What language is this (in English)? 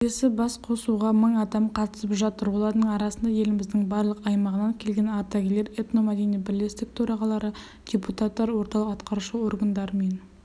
Kazakh